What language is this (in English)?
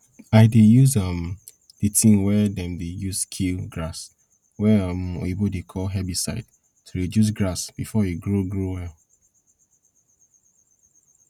Nigerian Pidgin